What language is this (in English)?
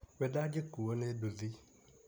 Kikuyu